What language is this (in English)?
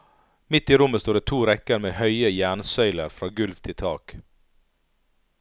Norwegian